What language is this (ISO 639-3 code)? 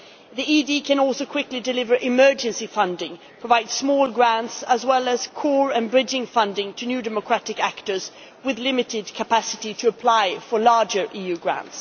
eng